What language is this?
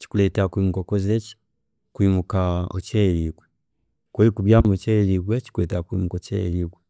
Chiga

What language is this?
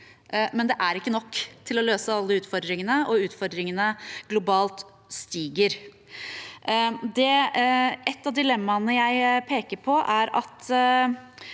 Norwegian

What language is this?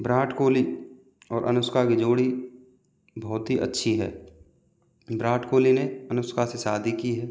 Hindi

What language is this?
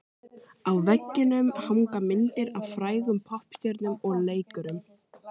Icelandic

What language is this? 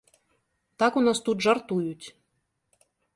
Belarusian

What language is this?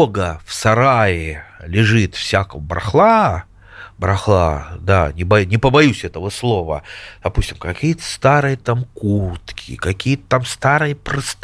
Russian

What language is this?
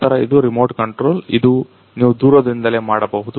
Kannada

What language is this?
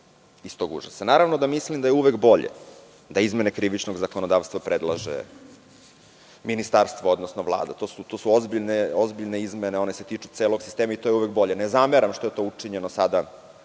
Serbian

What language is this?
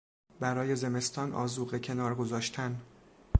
Persian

